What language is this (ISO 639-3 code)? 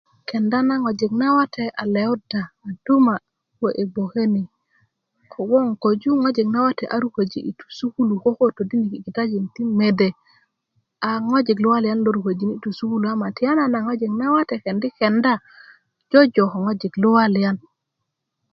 ukv